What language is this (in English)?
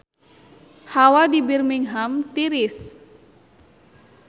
Sundanese